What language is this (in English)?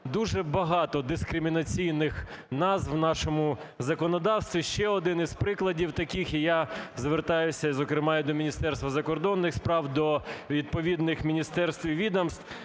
Ukrainian